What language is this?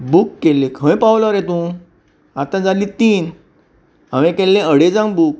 Konkani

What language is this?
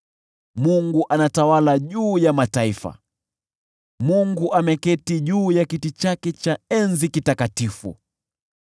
Swahili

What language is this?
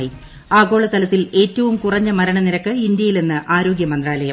Malayalam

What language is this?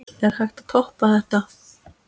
Icelandic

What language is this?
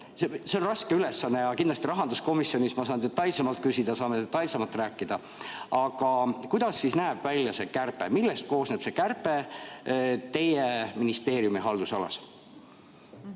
Estonian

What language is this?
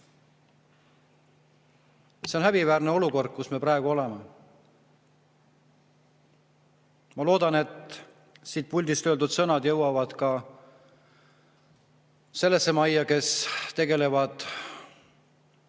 Estonian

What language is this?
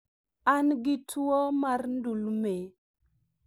Luo (Kenya and Tanzania)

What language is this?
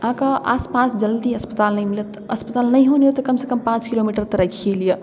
Maithili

